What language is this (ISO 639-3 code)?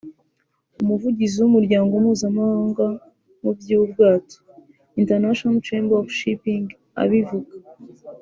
kin